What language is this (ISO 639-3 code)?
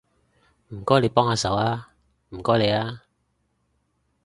yue